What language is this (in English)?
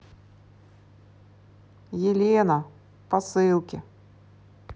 Russian